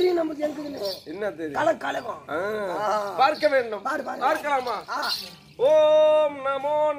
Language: Arabic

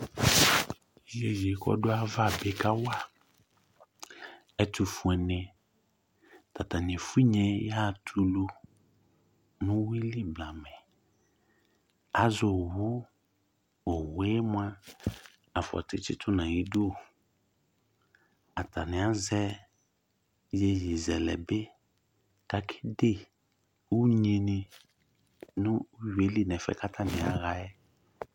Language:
Ikposo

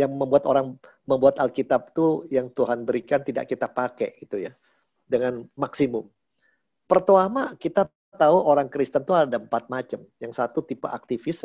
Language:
Indonesian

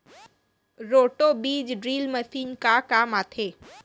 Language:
Chhattisgarhi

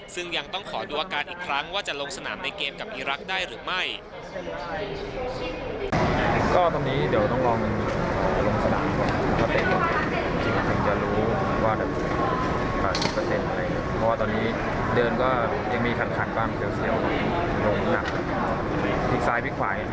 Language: Thai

